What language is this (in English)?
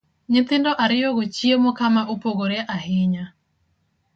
Luo (Kenya and Tanzania)